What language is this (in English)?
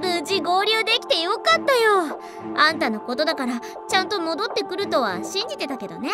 Japanese